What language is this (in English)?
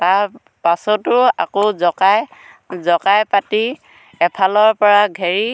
Assamese